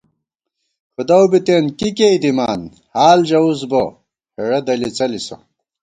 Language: Gawar-Bati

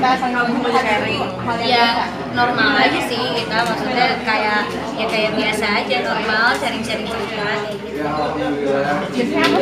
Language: Indonesian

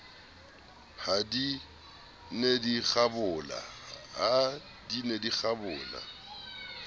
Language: Southern Sotho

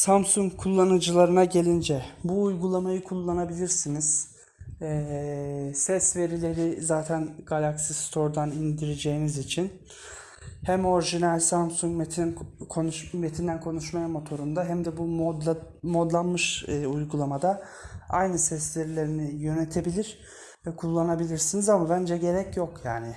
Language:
Turkish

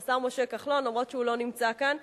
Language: Hebrew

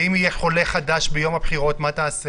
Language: Hebrew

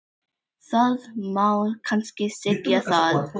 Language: Icelandic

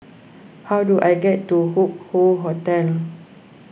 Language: English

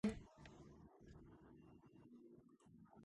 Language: Georgian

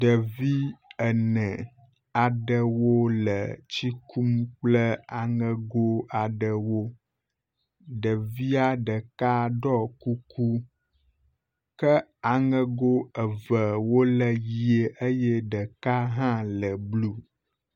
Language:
Ewe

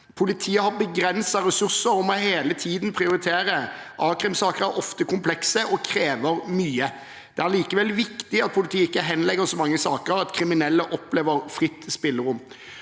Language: Norwegian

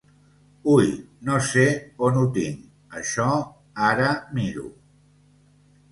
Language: Catalan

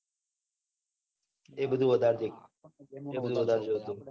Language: Gujarati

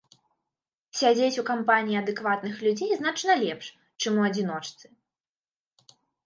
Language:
Belarusian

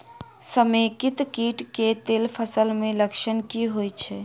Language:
Maithili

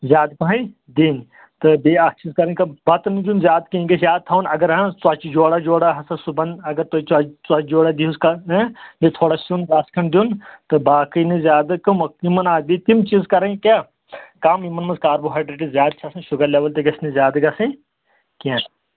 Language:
Kashmiri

